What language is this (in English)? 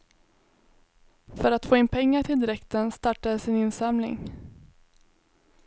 Swedish